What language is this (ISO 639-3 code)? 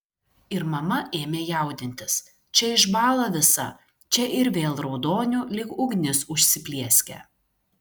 lit